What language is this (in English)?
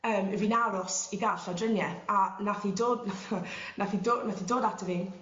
Welsh